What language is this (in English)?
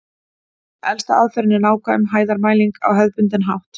Icelandic